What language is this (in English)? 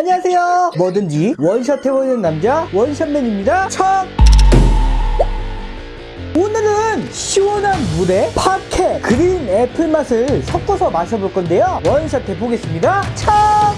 Korean